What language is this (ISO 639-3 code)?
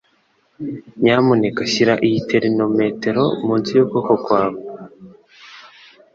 kin